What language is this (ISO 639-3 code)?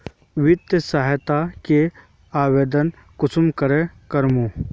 mag